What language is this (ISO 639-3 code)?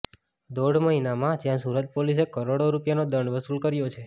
guj